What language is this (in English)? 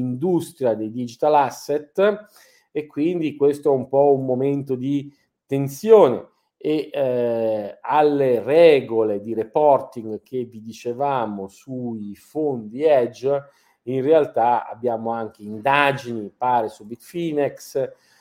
Italian